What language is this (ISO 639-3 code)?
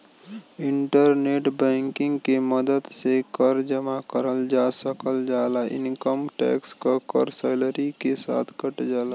bho